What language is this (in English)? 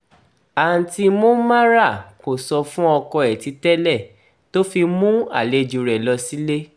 Yoruba